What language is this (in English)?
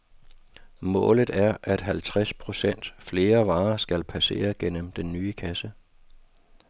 Danish